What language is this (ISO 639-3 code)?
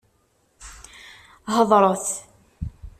kab